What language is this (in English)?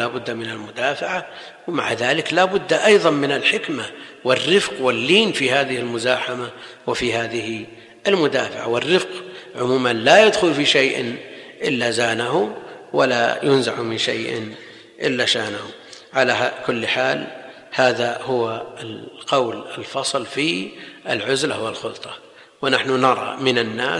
Arabic